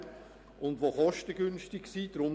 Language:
Swiss German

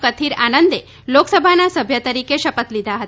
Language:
Gujarati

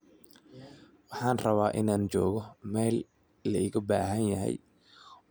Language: Somali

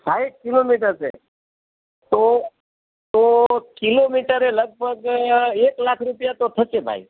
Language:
Gujarati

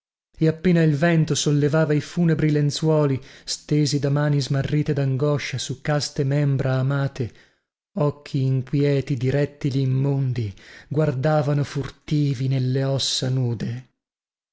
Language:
Italian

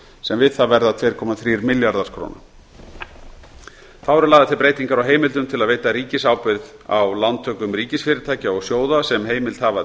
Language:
Icelandic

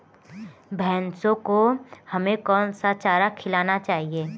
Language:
Hindi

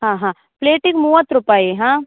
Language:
Kannada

